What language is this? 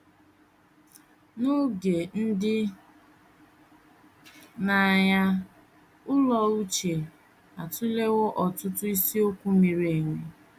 Igbo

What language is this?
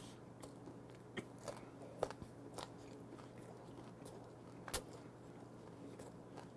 Korean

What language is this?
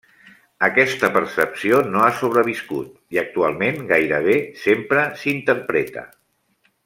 Catalan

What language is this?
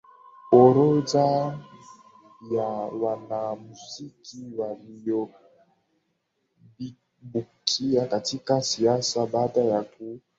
Swahili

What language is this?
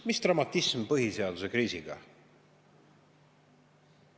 Estonian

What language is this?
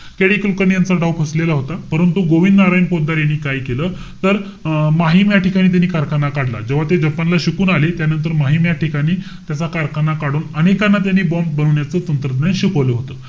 Marathi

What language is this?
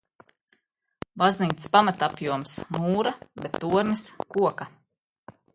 Latvian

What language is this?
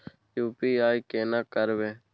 Maithili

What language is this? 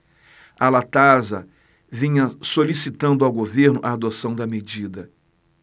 Portuguese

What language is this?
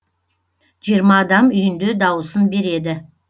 Kazakh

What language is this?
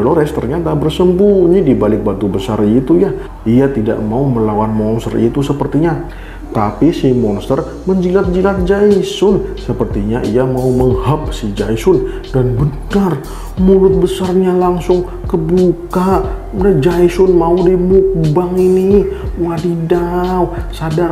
Indonesian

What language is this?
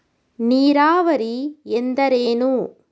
Kannada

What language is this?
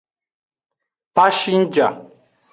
Aja (Benin)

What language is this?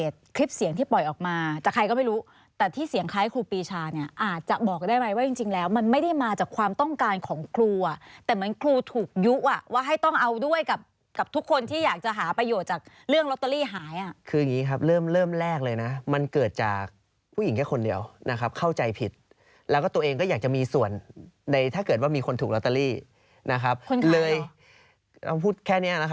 Thai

